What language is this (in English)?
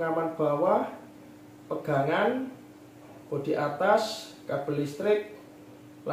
Indonesian